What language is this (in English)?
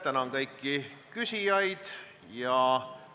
Estonian